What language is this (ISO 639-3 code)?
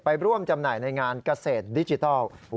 tha